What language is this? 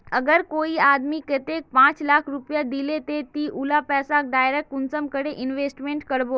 Magahi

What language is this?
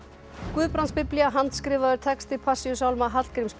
Icelandic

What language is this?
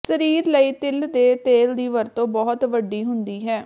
Punjabi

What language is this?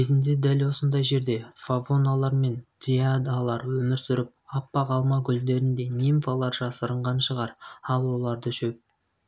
Kazakh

